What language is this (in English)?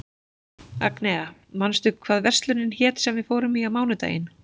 Icelandic